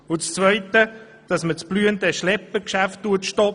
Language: Swiss German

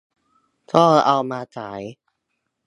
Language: Thai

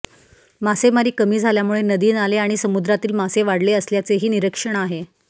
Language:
Marathi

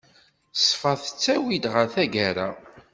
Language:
Kabyle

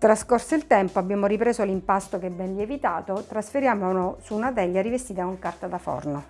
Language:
Italian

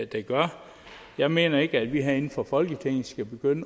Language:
Danish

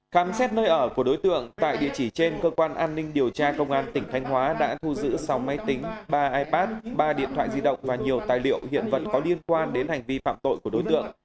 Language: Vietnamese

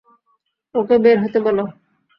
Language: Bangla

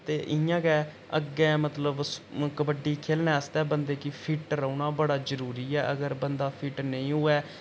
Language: Dogri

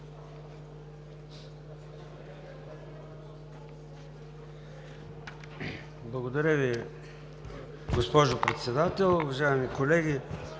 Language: Bulgarian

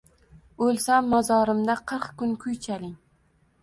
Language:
Uzbek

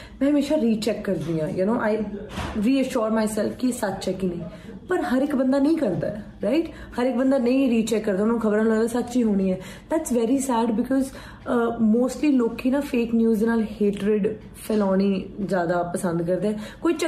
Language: Punjabi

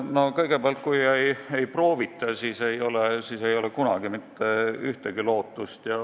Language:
Estonian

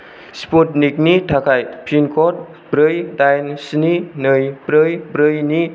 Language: Bodo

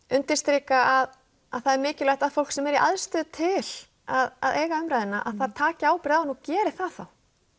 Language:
Icelandic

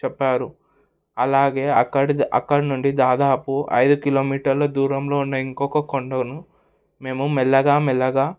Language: Telugu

